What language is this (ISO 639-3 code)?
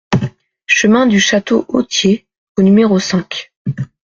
fra